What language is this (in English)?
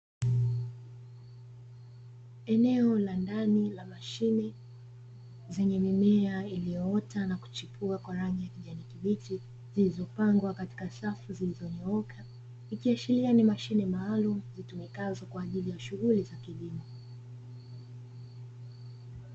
Swahili